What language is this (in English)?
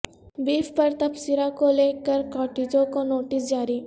Urdu